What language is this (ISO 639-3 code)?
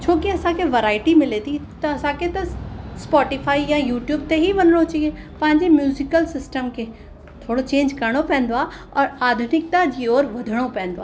snd